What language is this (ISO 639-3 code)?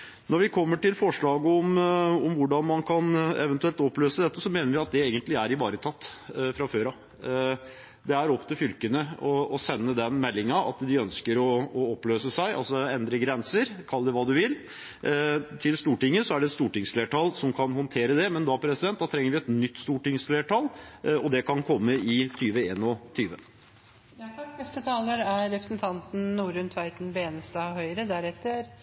nob